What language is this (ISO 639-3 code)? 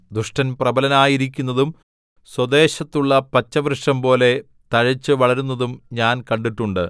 mal